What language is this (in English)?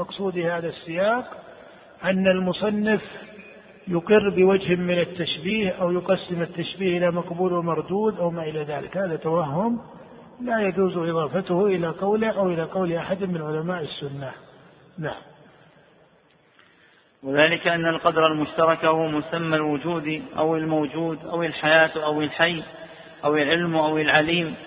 Arabic